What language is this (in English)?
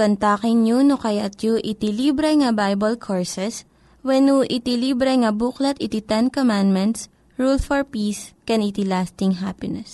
Filipino